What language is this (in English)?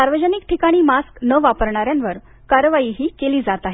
Marathi